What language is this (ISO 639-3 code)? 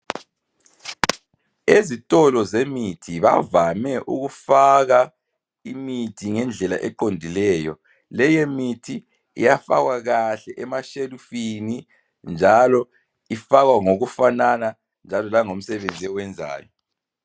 nde